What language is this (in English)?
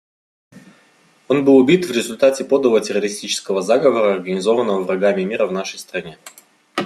Russian